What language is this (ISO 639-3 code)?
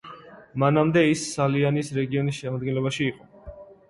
kat